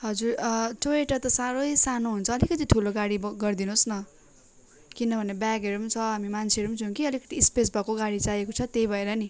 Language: Nepali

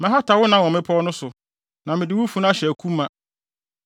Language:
Akan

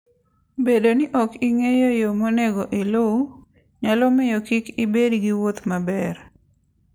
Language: Luo (Kenya and Tanzania)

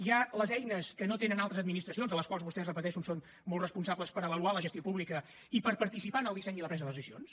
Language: Catalan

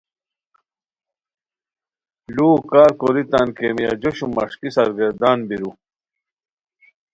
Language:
Khowar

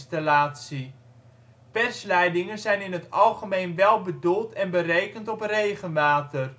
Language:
Dutch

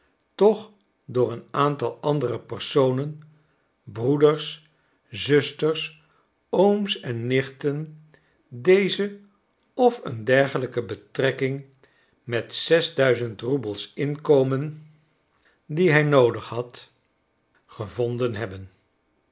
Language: Dutch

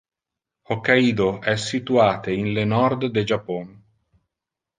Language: Interlingua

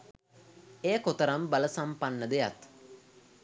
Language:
Sinhala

